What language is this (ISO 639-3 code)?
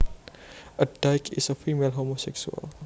jav